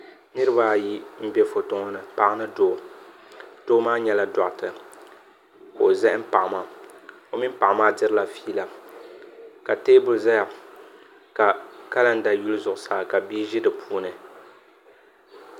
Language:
Dagbani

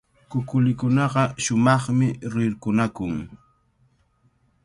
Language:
Cajatambo North Lima Quechua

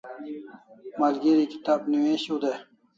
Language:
Kalasha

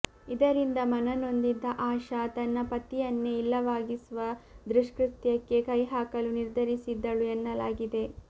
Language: Kannada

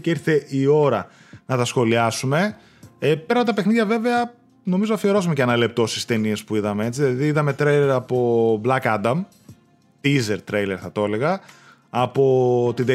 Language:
Greek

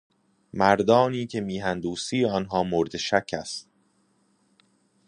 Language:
Persian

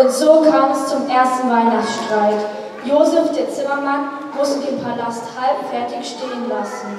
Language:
German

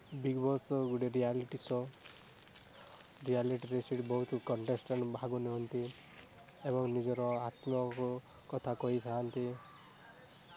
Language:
Odia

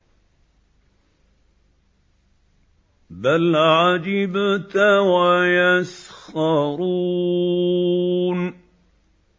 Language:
Arabic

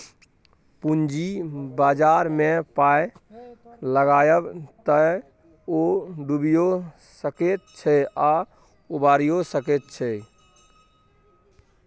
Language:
Maithili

